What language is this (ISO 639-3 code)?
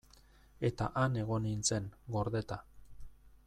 eus